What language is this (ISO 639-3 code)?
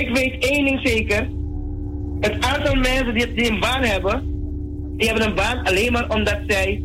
nld